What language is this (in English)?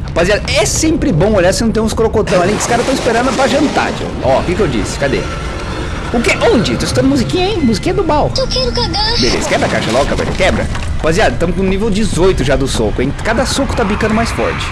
Portuguese